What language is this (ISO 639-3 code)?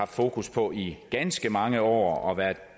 dan